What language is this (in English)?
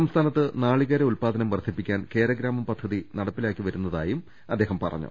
Malayalam